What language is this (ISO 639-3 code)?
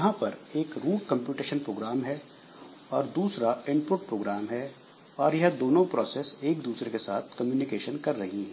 hin